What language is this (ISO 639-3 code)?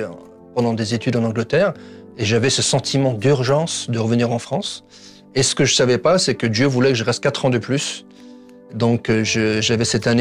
fra